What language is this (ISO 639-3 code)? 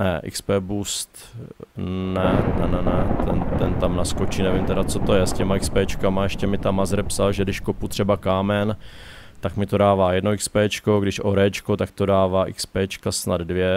ces